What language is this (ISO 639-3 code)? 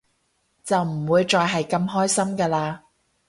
yue